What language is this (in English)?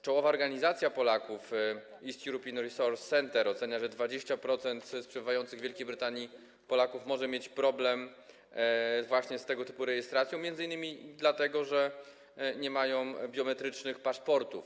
Polish